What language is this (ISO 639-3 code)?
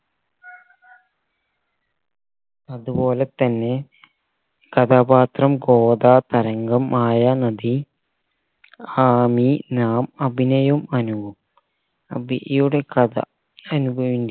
mal